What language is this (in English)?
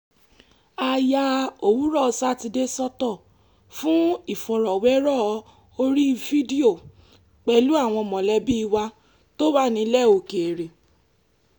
Yoruba